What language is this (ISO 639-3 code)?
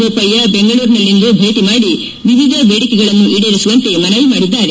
kan